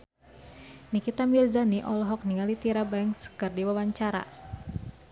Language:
Sundanese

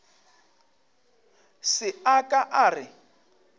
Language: Northern Sotho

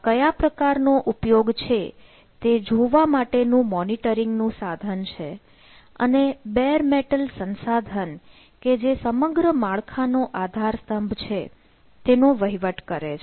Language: Gujarati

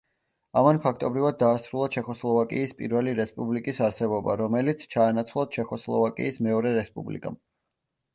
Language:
Georgian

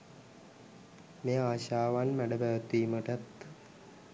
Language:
Sinhala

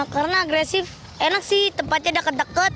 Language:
Indonesian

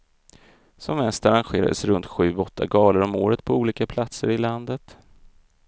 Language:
Swedish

